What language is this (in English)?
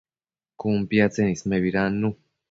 Matsés